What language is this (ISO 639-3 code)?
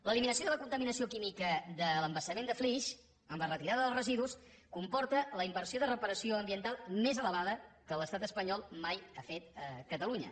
cat